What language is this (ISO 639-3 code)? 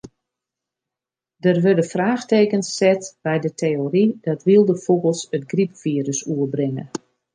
fry